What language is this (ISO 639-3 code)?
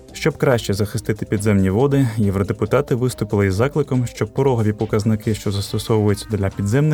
ukr